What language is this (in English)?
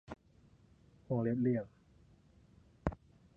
Thai